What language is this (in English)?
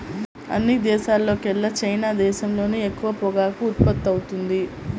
Telugu